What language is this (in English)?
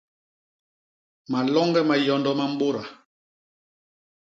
Basaa